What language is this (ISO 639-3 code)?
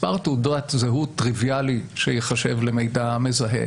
heb